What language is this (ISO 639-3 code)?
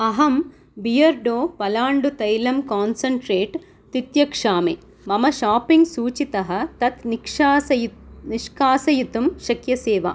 san